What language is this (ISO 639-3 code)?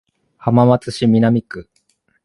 jpn